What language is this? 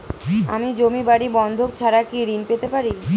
Bangla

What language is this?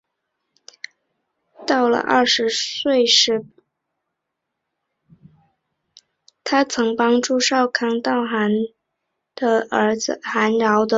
Chinese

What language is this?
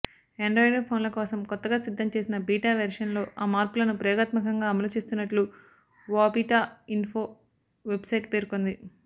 Telugu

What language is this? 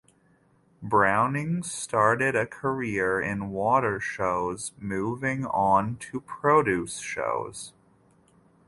English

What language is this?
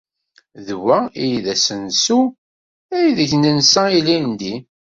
Kabyle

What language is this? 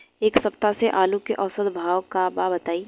Bhojpuri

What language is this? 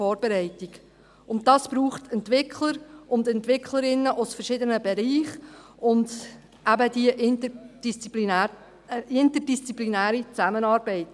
Swiss German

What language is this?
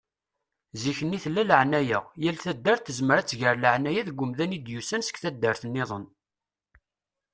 Kabyle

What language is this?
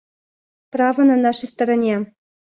Russian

